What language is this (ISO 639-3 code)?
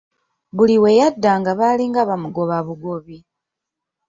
lug